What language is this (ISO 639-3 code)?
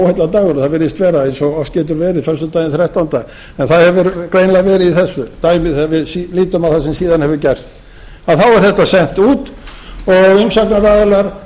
isl